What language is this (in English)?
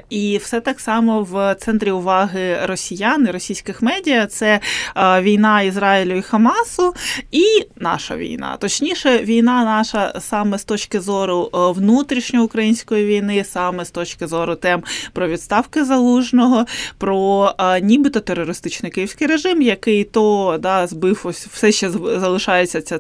Ukrainian